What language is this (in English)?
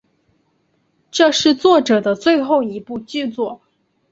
Chinese